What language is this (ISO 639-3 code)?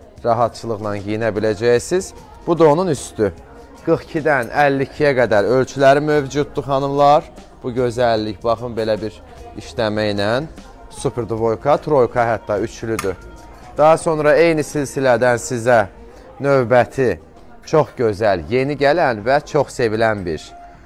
tur